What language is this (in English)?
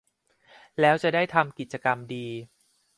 Thai